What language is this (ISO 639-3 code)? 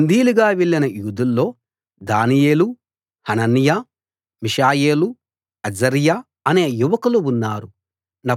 tel